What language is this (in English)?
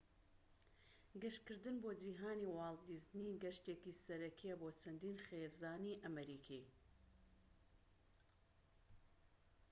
Central Kurdish